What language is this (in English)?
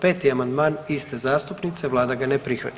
Croatian